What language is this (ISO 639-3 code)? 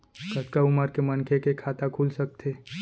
hne